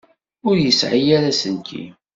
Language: Kabyle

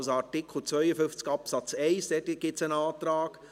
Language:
Swiss German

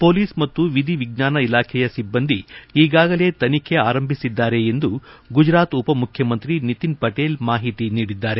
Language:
Kannada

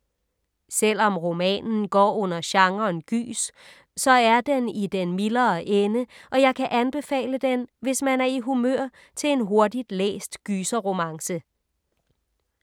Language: Danish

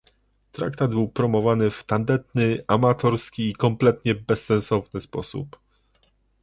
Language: Polish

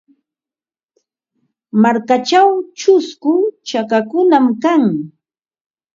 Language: Ambo-Pasco Quechua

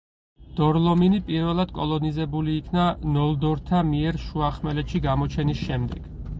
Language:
Georgian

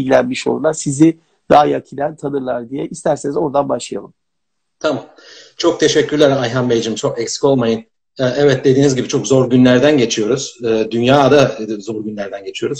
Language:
Turkish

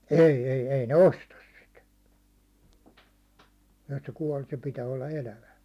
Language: Finnish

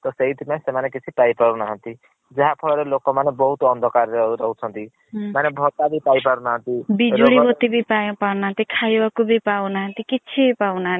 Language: Odia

